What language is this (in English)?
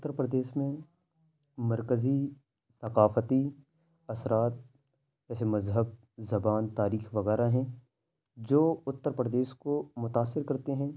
Urdu